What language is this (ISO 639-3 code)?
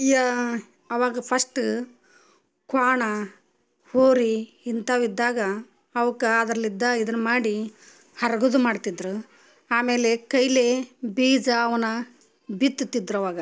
kan